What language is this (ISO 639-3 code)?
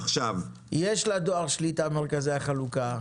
heb